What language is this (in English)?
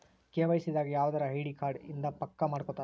Kannada